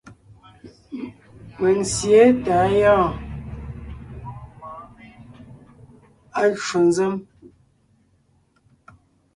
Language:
Ngiemboon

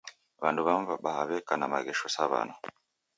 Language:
Taita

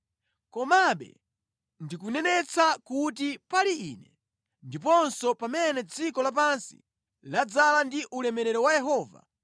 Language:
Nyanja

